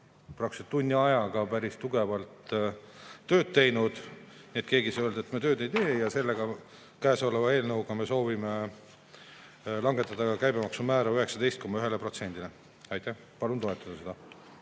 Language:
Estonian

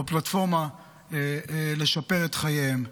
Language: Hebrew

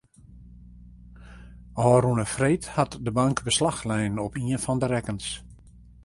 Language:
Western Frisian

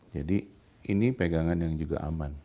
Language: Indonesian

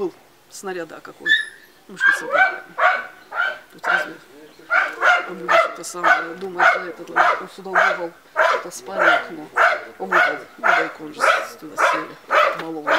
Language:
Russian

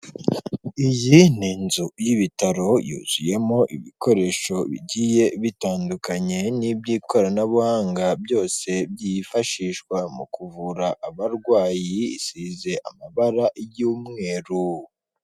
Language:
Kinyarwanda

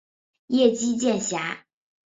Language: Chinese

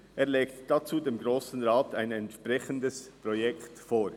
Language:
Swiss German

